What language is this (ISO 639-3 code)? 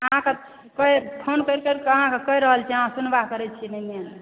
mai